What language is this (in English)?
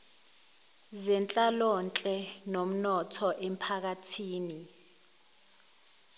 Zulu